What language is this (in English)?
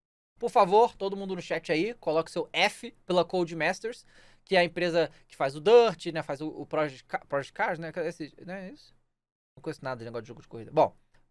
Portuguese